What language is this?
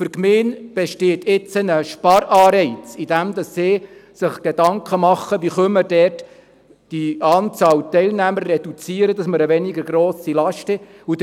Swiss German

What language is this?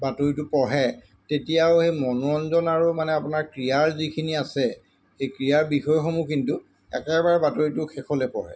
Assamese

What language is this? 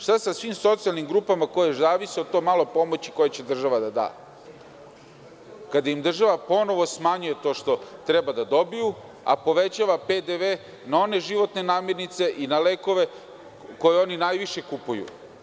Serbian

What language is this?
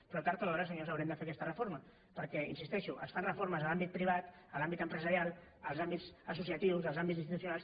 Catalan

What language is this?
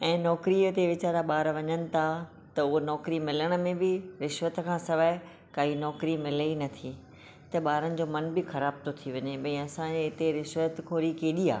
Sindhi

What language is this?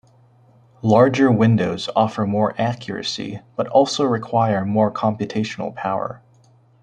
English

